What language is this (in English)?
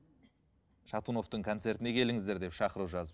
Kazakh